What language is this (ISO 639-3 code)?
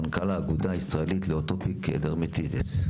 heb